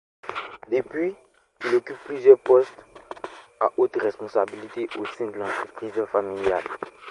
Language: French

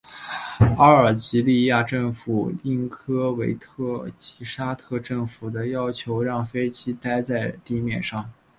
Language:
Chinese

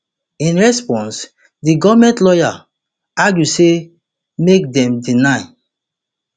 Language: Nigerian Pidgin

